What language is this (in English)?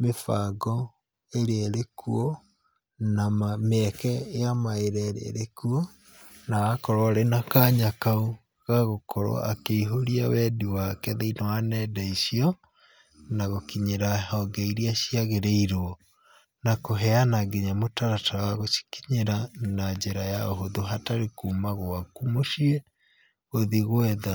Kikuyu